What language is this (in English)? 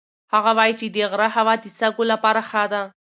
Pashto